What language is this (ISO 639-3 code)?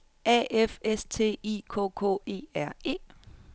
dan